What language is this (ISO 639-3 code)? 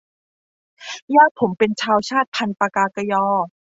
tha